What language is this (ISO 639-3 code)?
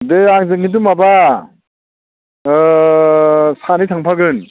brx